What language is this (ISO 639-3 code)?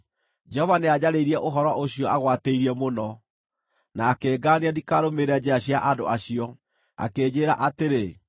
kik